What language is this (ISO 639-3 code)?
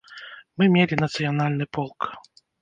bel